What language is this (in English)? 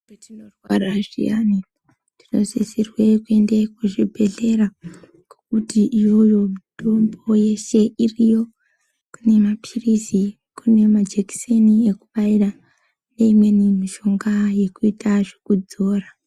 Ndau